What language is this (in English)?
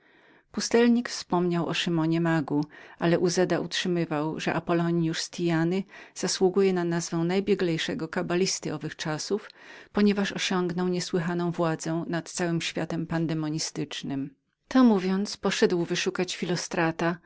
Polish